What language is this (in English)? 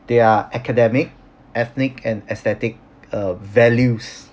English